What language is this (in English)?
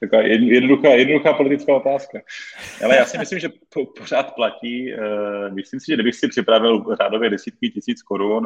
Czech